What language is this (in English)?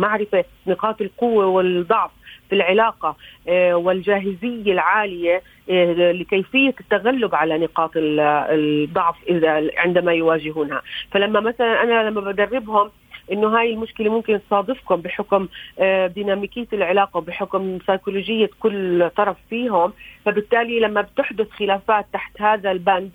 Arabic